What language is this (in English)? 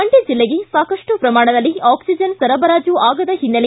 Kannada